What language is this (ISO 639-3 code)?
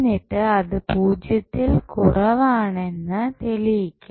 mal